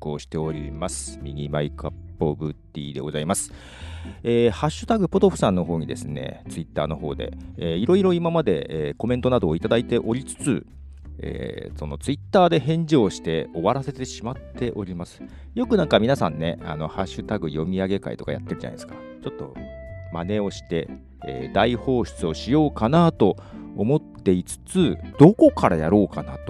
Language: Japanese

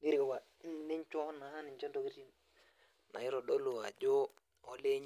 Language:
Masai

